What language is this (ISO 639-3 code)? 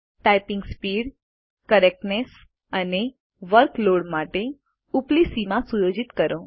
guj